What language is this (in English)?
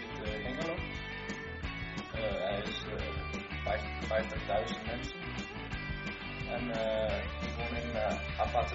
Danish